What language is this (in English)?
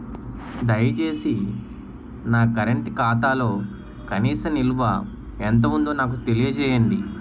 Telugu